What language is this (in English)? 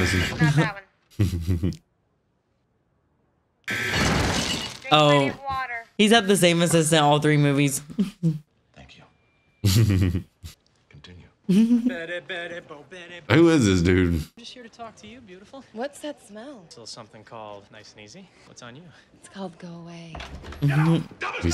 English